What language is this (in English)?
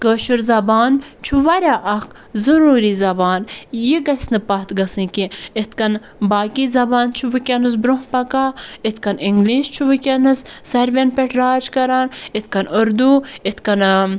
Kashmiri